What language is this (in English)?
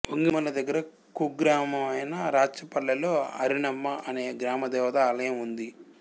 Telugu